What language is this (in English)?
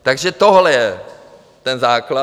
Czech